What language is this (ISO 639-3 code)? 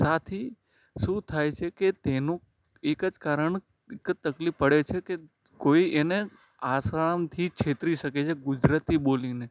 guj